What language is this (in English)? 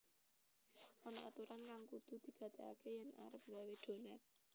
Javanese